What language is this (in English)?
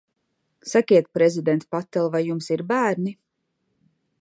Latvian